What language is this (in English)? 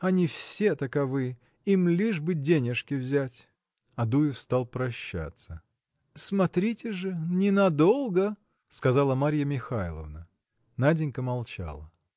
Russian